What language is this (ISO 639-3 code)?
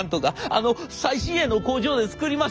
jpn